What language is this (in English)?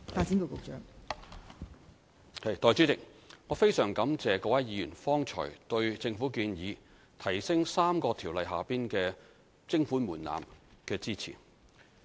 Cantonese